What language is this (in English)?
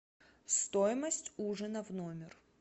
Russian